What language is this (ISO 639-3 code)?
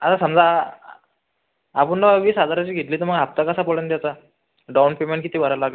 mar